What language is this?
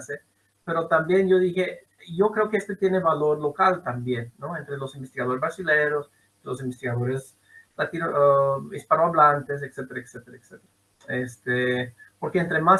Spanish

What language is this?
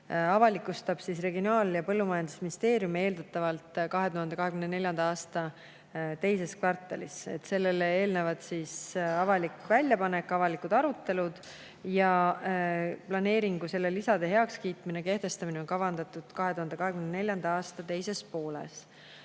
Estonian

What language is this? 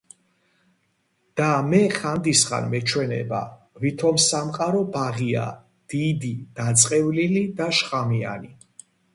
Georgian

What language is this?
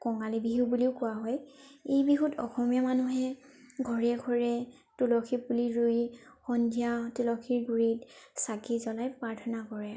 Assamese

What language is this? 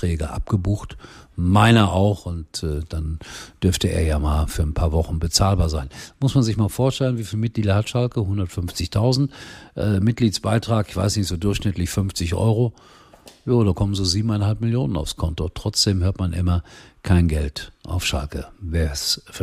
German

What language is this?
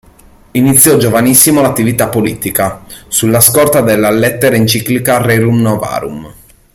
Italian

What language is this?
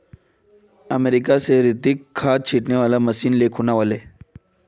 Magahi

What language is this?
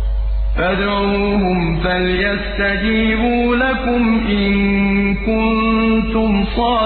Arabic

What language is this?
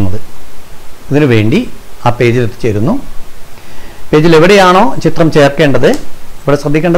Arabic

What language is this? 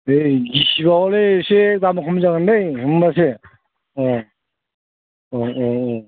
Bodo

